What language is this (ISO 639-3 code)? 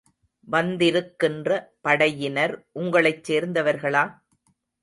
tam